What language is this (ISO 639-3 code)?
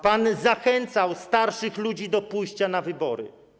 pol